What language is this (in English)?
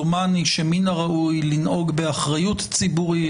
Hebrew